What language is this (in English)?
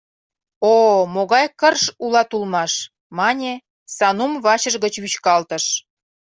Mari